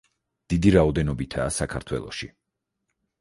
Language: Georgian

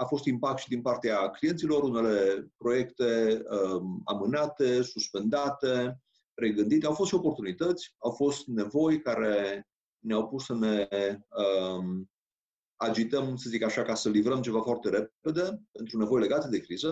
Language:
Romanian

